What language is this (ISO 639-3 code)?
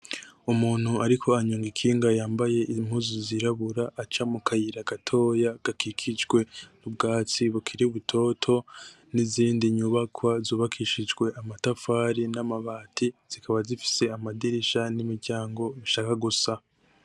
run